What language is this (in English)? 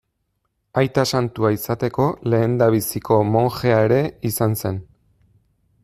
Basque